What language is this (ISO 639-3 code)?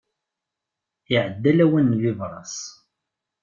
kab